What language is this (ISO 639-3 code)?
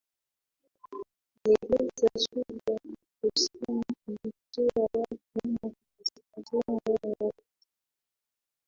swa